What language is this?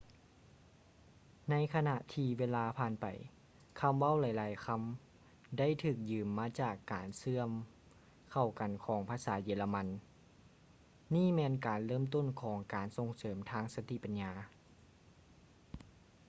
Lao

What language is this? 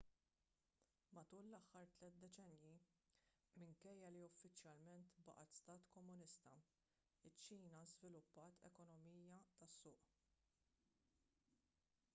Maltese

